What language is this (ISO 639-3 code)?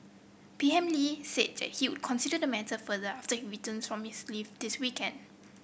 eng